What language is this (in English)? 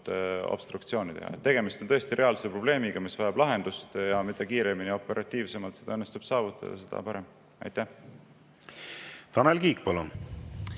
Estonian